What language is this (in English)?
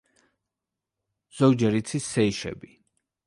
Georgian